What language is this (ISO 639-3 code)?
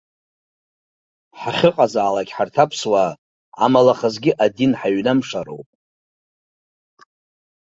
abk